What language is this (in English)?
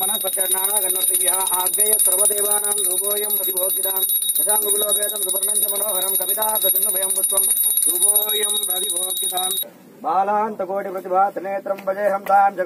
Indonesian